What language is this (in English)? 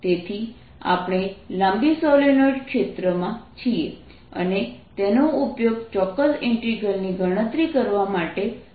Gujarati